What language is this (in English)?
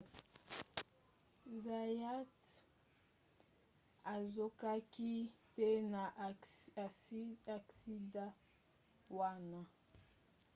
Lingala